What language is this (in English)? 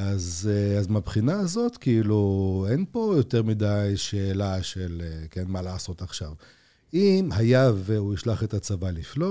Hebrew